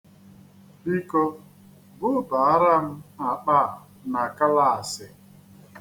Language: Igbo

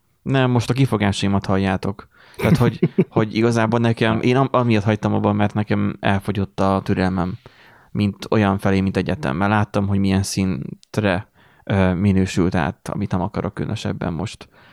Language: Hungarian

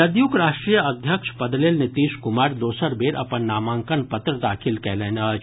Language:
Maithili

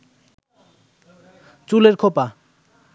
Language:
Bangla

